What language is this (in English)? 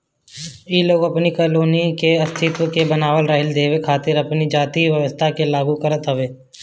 Bhojpuri